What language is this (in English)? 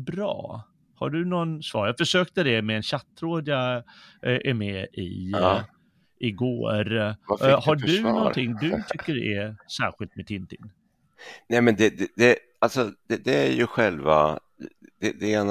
Swedish